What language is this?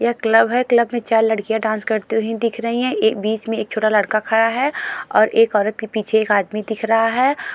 Hindi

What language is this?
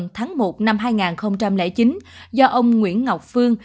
Vietnamese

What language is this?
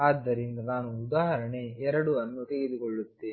Kannada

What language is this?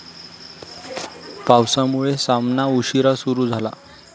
Marathi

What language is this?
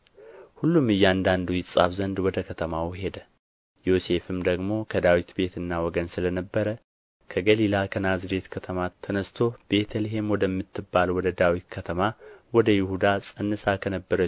Amharic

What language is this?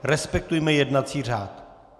Czech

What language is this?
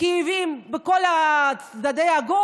Hebrew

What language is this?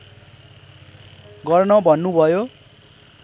Nepali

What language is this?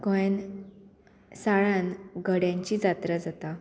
Konkani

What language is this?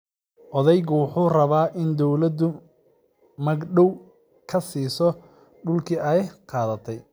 Somali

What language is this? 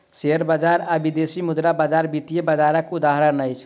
Maithili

